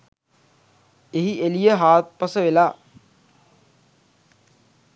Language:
Sinhala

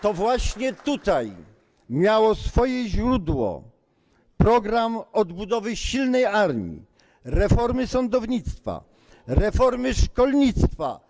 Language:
Polish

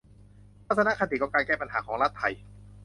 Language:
Thai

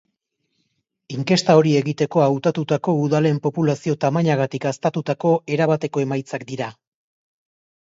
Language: Basque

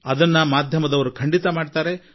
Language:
Kannada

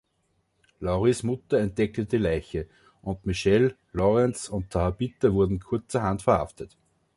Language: German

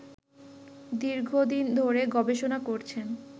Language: Bangla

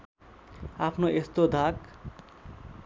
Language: Nepali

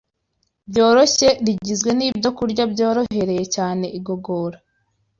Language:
Kinyarwanda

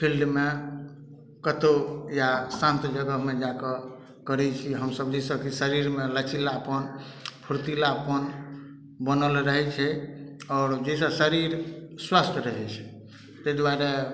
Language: Maithili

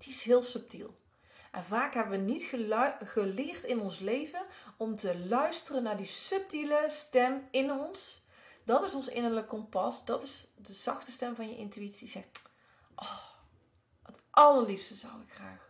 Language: Dutch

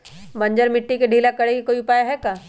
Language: Magahi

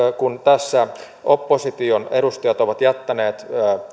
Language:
Finnish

